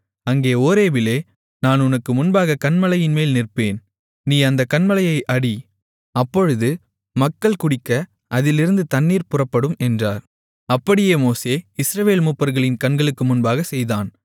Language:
Tamil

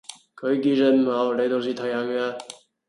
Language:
Cantonese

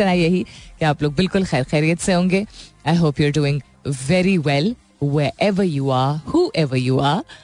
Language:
Hindi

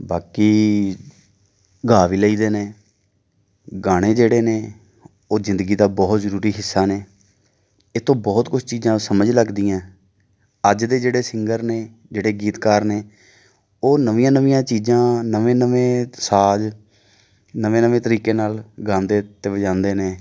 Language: Punjabi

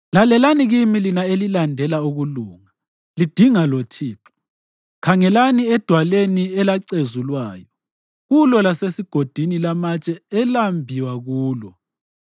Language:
North Ndebele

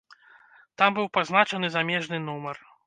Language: Belarusian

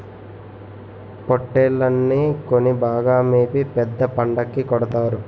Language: Telugu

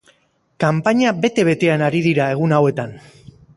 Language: Basque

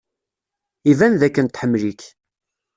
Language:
Kabyle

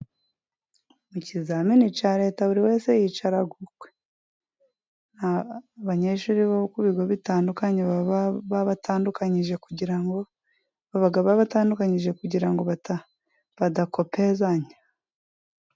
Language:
Kinyarwanda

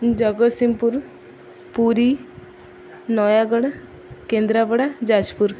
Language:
Odia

